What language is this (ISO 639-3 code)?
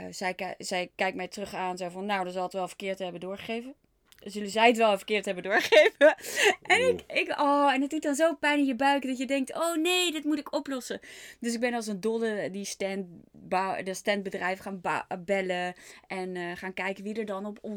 nld